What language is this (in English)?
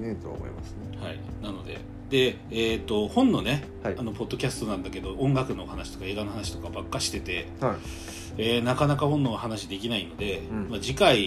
Japanese